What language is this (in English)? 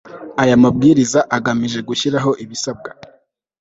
Kinyarwanda